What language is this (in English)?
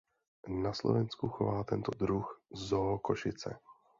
Czech